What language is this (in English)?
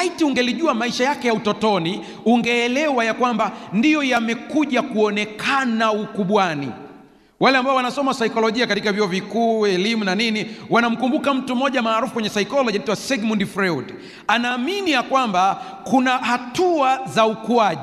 Swahili